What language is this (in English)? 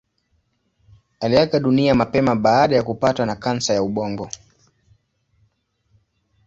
Swahili